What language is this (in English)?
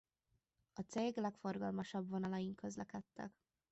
Hungarian